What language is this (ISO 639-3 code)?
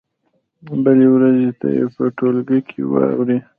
pus